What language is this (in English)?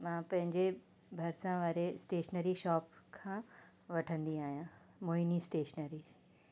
Sindhi